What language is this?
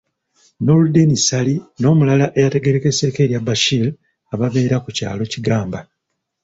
Ganda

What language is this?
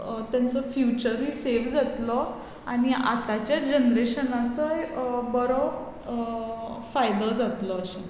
Konkani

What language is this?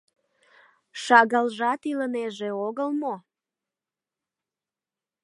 Mari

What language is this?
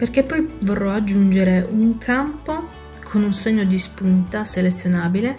Italian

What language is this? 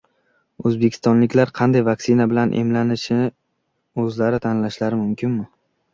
Uzbek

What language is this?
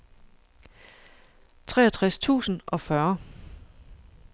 Danish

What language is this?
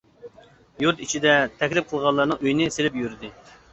Uyghur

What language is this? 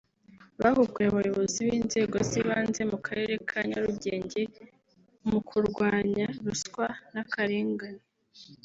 Kinyarwanda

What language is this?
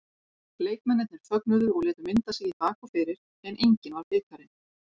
Icelandic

